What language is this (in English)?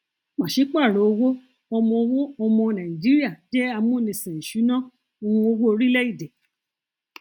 Yoruba